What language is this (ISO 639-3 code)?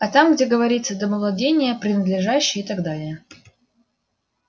rus